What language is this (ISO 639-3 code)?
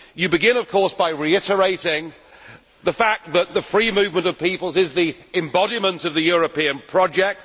eng